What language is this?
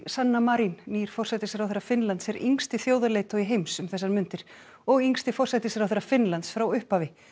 Icelandic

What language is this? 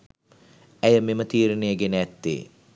Sinhala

